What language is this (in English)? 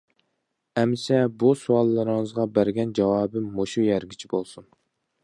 Uyghur